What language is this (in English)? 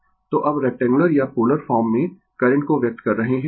Hindi